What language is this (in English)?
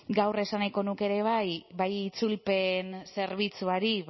Basque